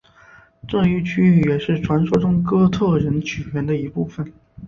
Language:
Chinese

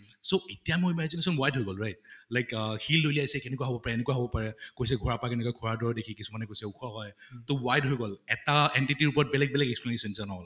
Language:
Assamese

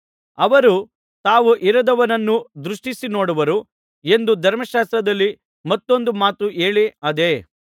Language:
Kannada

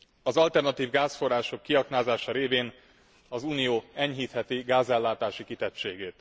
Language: Hungarian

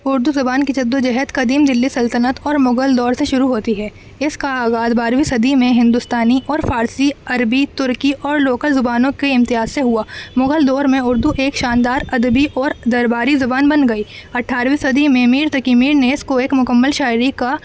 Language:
Urdu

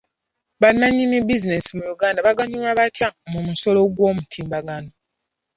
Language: Ganda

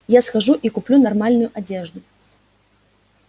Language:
Russian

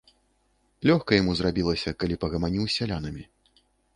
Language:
Belarusian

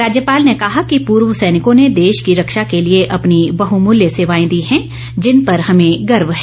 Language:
Hindi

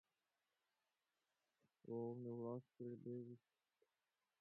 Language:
Russian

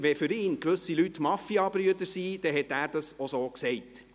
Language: Swiss German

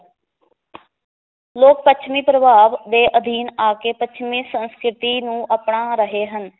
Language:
Punjabi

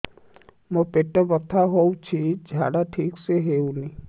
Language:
Odia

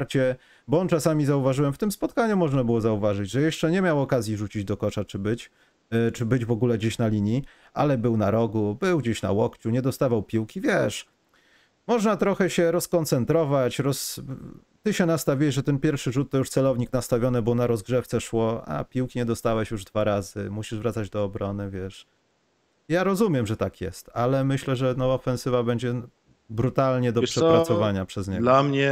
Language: Polish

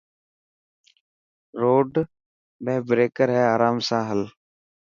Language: Dhatki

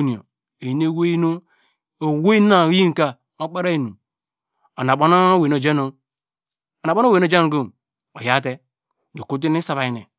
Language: Degema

